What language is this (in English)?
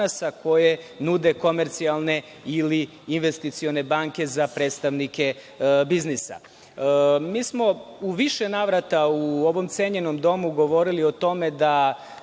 Serbian